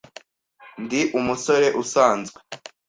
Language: Kinyarwanda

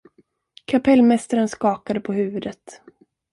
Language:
Swedish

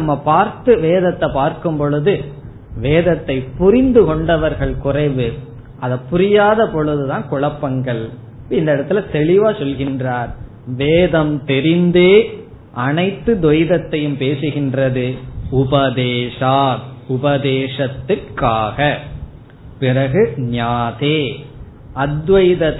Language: Tamil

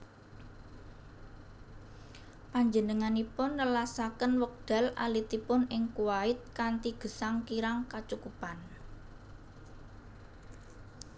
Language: Javanese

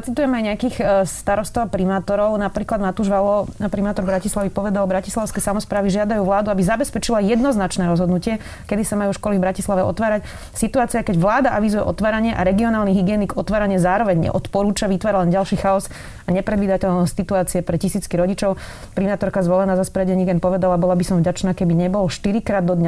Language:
Slovak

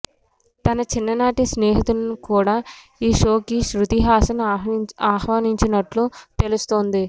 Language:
Telugu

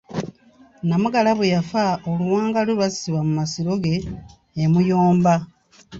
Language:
Ganda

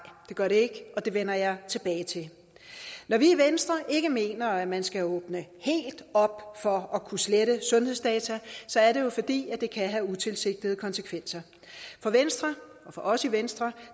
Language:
Danish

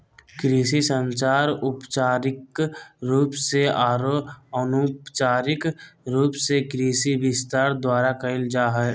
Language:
Magahi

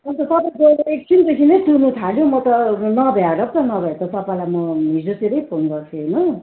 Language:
Nepali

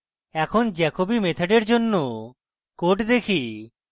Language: Bangla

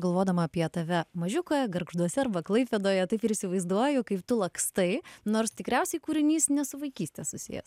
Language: Lithuanian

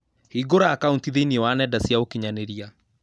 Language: Kikuyu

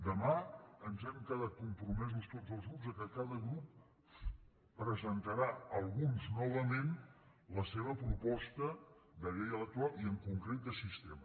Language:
Catalan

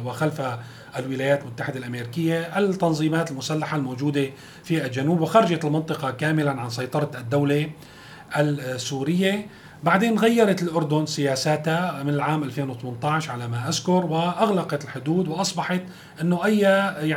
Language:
Arabic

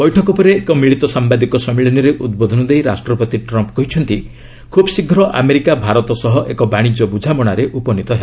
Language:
Odia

